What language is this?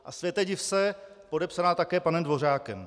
Czech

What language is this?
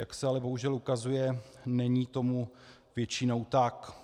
Czech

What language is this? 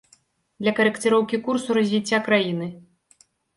Belarusian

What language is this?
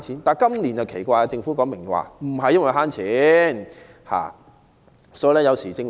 Cantonese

